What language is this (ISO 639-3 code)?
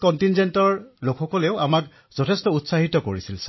asm